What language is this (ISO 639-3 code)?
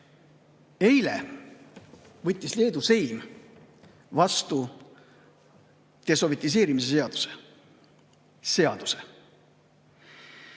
est